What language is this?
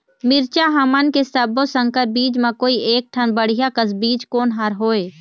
Chhattisgarhi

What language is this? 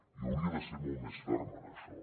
Catalan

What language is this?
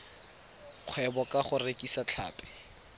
Tswana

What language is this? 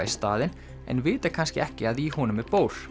Icelandic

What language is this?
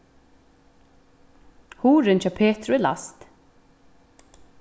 Faroese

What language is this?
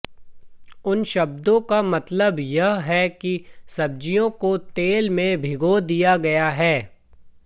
Hindi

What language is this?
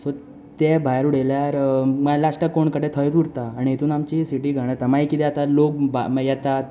Konkani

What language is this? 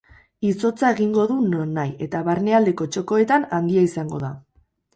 Basque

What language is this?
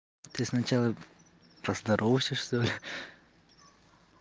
Russian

